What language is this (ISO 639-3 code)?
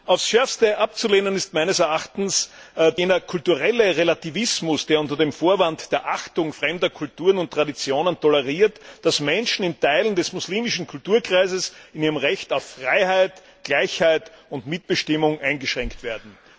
deu